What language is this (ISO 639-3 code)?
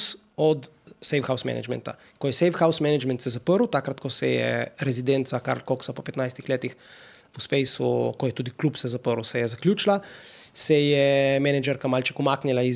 slk